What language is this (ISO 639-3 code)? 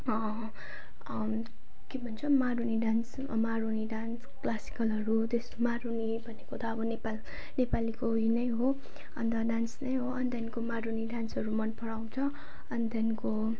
nep